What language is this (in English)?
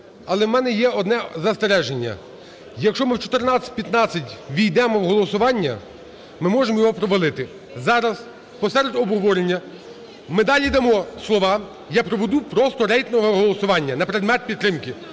Ukrainian